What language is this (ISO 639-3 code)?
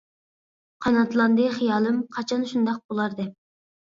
uig